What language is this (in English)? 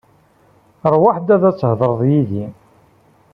Kabyle